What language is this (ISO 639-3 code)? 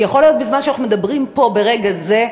heb